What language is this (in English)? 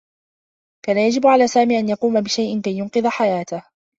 Arabic